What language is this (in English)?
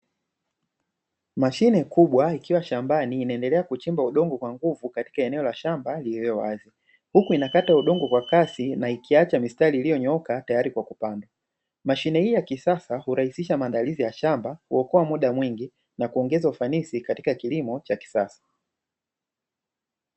Swahili